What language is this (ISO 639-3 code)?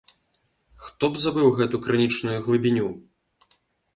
bel